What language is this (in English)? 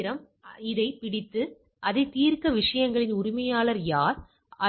Tamil